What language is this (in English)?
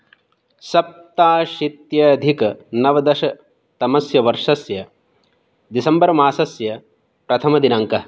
Sanskrit